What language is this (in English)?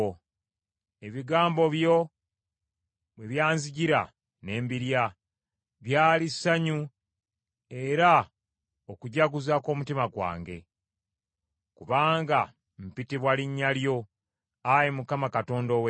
Ganda